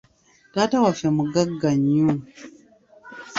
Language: Ganda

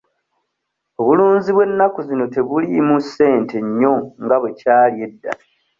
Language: Ganda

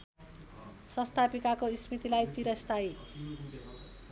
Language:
Nepali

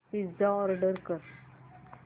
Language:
Marathi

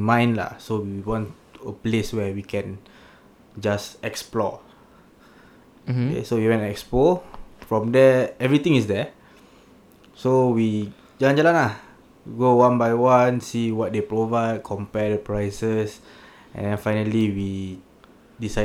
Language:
Malay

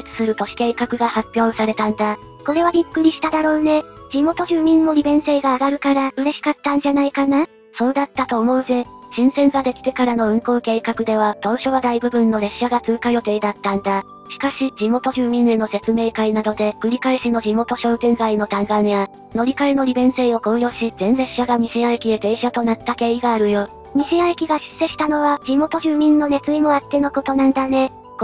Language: Japanese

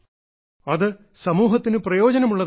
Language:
Malayalam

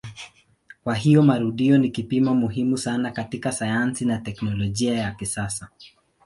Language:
Swahili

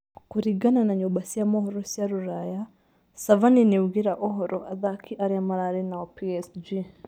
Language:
Kikuyu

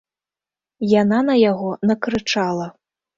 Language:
Belarusian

